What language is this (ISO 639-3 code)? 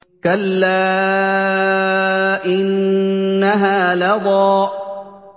ara